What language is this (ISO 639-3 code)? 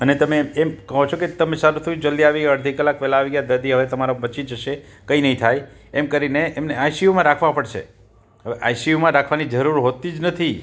guj